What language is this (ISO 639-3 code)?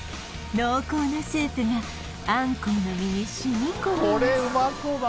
jpn